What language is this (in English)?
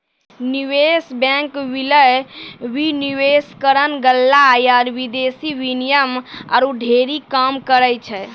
Maithili